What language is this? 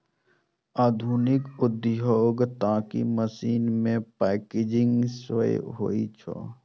Maithili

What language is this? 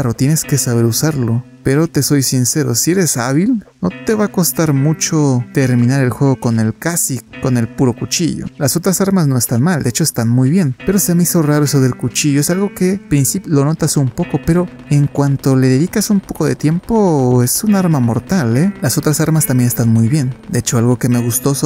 Spanish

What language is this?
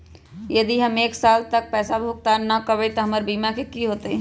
Magahi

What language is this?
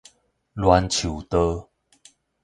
Min Nan Chinese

